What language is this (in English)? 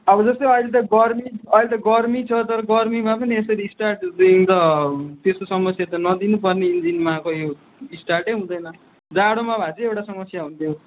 Nepali